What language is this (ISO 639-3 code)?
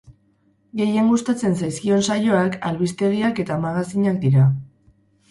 eus